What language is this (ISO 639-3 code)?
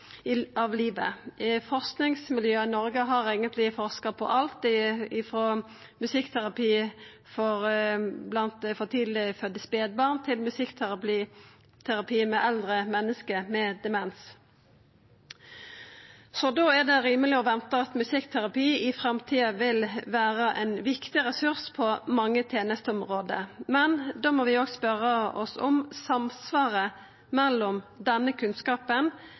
nno